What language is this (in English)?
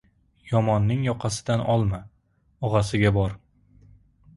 Uzbek